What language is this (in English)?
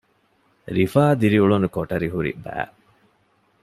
Divehi